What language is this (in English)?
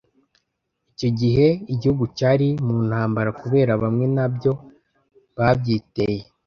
Kinyarwanda